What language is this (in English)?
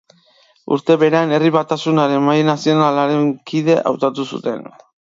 Basque